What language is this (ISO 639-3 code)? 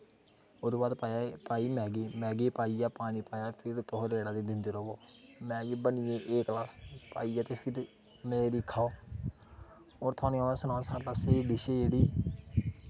doi